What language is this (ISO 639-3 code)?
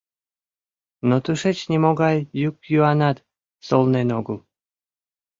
chm